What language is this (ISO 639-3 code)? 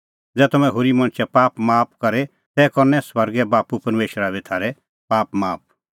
kfx